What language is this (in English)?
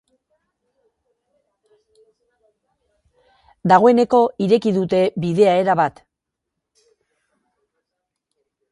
Basque